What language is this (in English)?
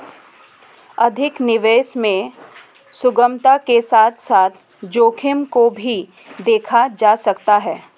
Hindi